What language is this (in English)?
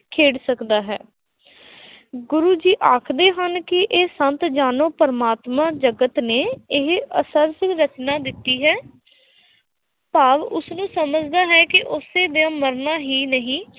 Punjabi